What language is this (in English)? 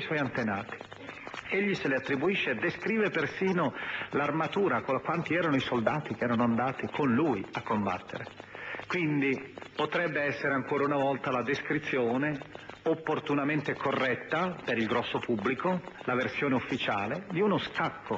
Italian